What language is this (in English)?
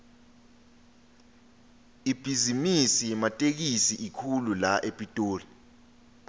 Swati